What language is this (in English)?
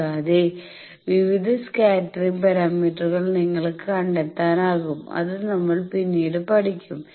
Malayalam